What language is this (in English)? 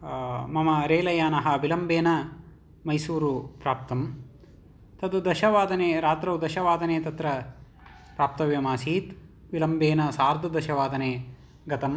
Sanskrit